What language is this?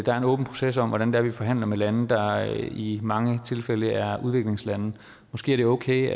Danish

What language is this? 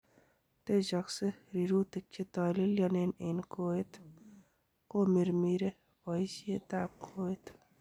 Kalenjin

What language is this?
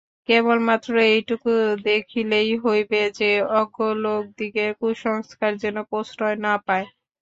Bangla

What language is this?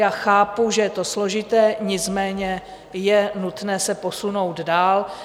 Czech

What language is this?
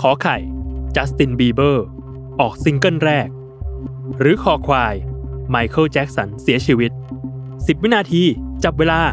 Thai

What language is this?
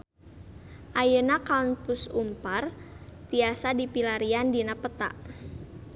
Sundanese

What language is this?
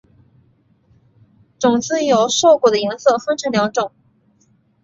Chinese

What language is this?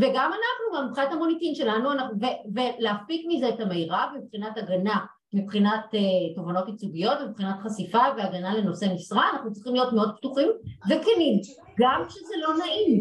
Hebrew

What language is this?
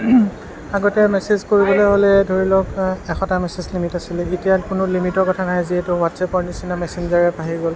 Assamese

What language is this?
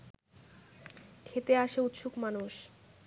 Bangla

